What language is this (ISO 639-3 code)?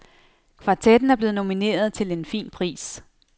dan